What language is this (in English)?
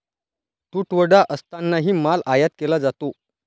Marathi